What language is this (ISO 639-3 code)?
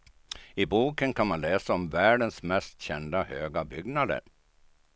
swe